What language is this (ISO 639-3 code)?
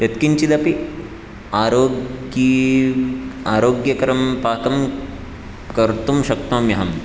san